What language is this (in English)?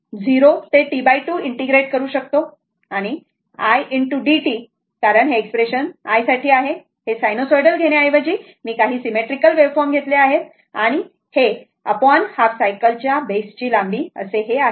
Marathi